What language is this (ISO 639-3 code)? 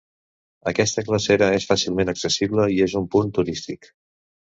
cat